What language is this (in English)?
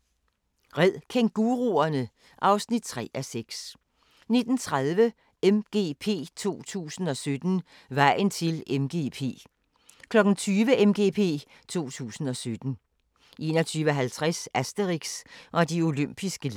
Danish